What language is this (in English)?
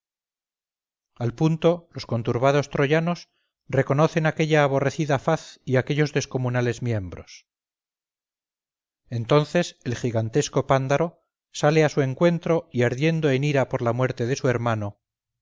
Spanish